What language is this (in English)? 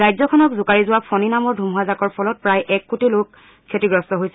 Assamese